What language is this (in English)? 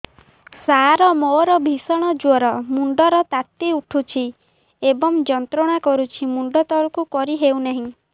Odia